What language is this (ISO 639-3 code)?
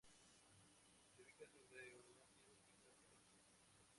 spa